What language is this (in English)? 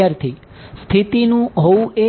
Gujarati